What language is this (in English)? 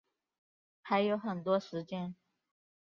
Chinese